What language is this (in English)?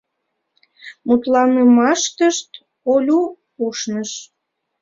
Mari